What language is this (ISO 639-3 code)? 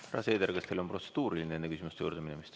est